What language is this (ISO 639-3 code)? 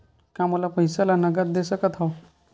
hne